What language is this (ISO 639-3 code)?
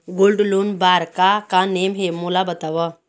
hne